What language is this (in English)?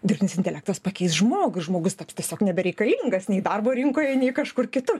Lithuanian